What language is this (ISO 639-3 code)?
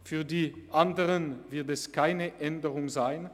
gsw